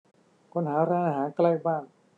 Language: Thai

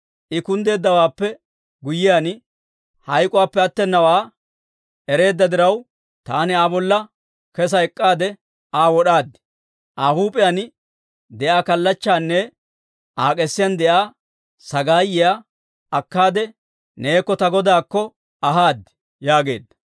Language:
Dawro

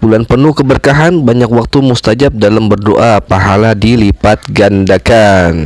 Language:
Indonesian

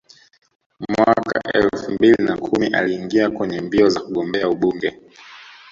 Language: Swahili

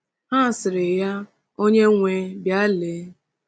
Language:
Igbo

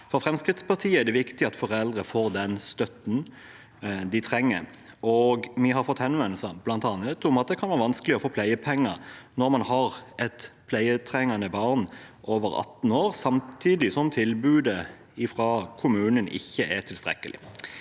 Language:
Norwegian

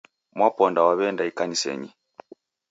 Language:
Taita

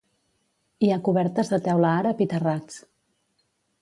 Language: Catalan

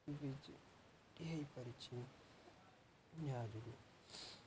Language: Odia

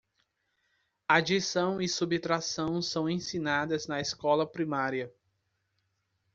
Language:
Portuguese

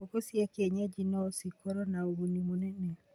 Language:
Kikuyu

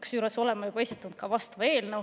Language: Estonian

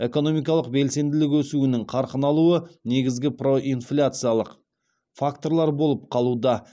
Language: Kazakh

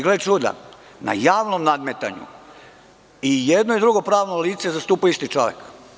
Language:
Serbian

